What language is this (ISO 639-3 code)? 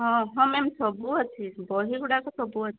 ori